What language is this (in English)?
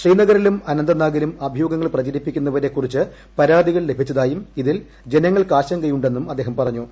Malayalam